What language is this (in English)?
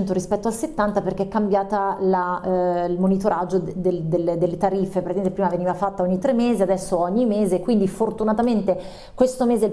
Italian